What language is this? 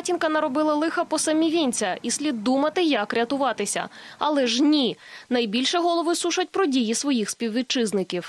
Ukrainian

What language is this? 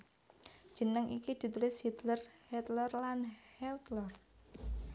Javanese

